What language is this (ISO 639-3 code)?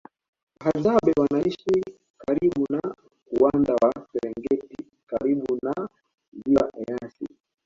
swa